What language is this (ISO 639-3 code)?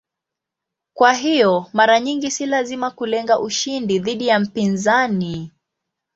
swa